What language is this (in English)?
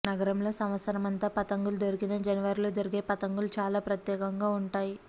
Telugu